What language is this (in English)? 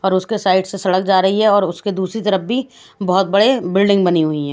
Hindi